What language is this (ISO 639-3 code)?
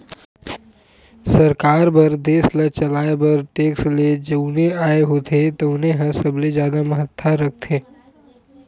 hne